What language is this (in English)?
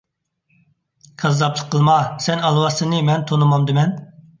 Uyghur